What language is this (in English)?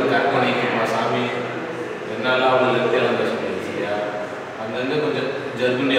Tamil